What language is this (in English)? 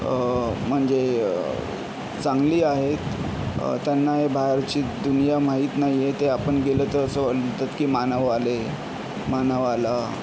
Marathi